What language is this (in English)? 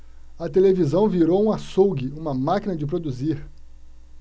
Portuguese